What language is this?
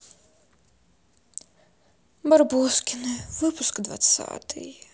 Russian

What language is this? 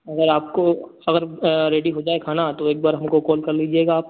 Hindi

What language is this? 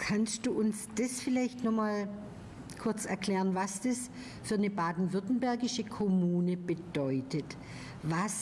German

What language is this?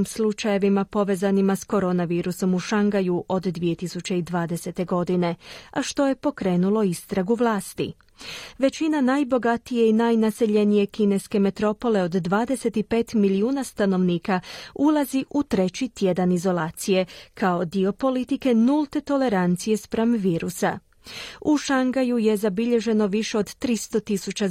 Croatian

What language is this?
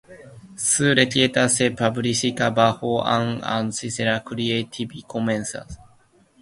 Spanish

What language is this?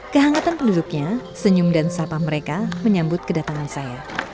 Indonesian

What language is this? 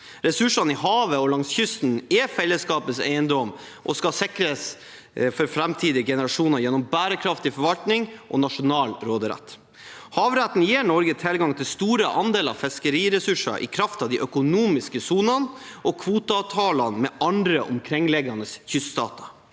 Norwegian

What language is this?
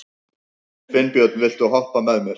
Icelandic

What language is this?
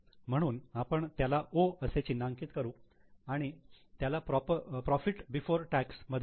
Marathi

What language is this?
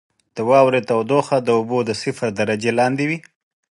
Pashto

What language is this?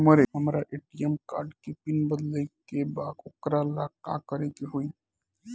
Bhojpuri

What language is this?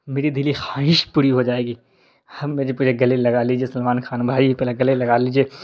Urdu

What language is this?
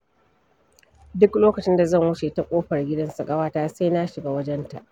Hausa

